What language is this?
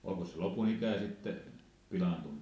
Finnish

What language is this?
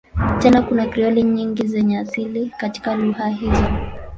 Swahili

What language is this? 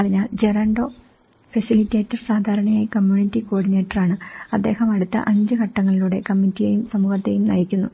Malayalam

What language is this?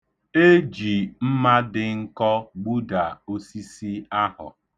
Igbo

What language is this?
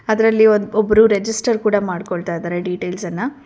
Kannada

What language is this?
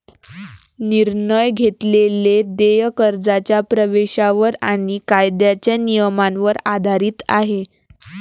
Marathi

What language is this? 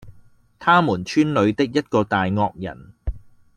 Cantonese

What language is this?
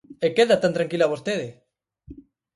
Galician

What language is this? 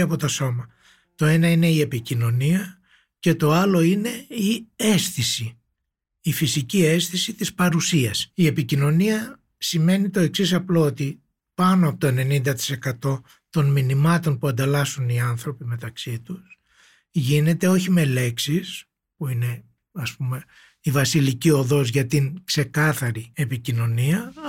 Greek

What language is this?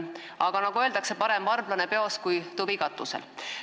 Estonian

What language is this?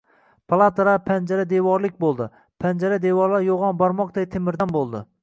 Uzbek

